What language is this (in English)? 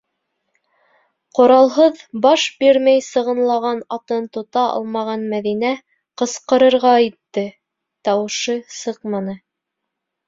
Bashkir